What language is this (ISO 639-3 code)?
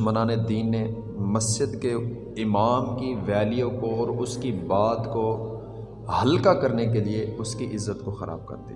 urd